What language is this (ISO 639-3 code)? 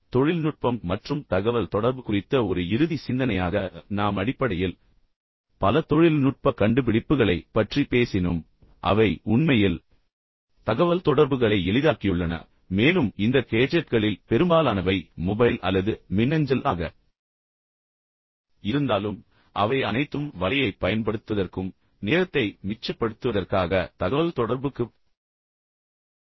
tam